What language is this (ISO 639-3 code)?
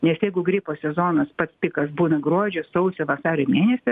lit